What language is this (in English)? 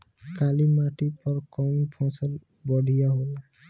Bhojpuri